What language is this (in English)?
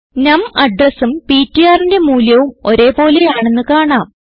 Malayalam